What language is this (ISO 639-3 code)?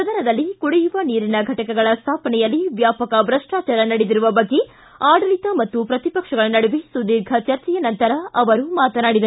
kan